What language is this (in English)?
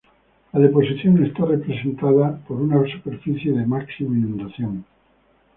Spanish